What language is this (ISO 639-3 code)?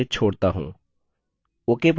hin